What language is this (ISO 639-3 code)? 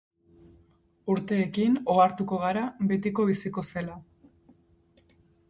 eus